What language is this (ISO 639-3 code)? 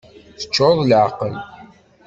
kab